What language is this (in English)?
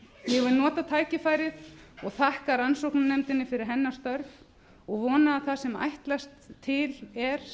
Icelandic